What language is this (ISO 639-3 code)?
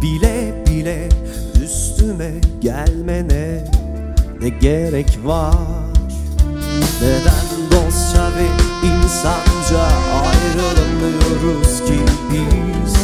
tur